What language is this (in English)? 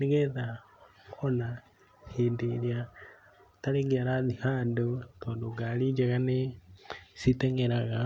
Kikuyu